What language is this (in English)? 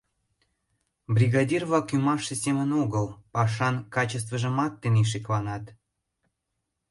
Mari